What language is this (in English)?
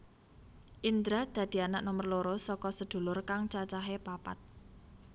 Javanese